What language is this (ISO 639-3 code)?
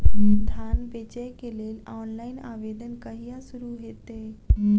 mai